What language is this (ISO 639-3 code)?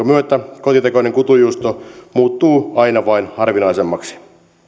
fin